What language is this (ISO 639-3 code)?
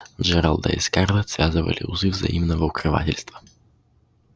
rus